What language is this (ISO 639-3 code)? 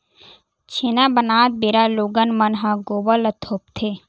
hne